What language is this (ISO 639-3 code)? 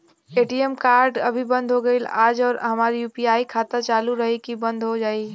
bho